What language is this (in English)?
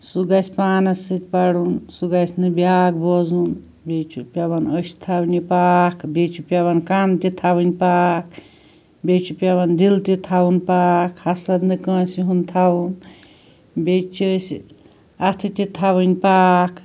Kashmiri